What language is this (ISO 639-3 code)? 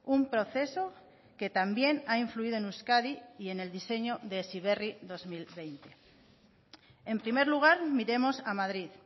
spa